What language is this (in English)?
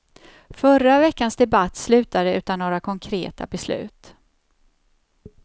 Swedish